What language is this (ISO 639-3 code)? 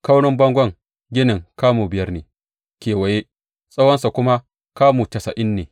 hau